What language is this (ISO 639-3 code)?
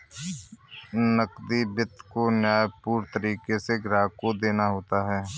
hin